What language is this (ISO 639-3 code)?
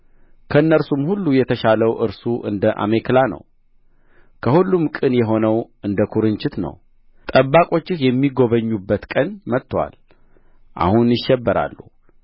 amh